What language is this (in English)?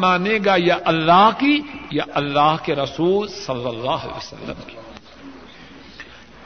Urdu